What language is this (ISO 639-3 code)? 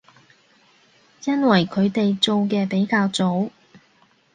yue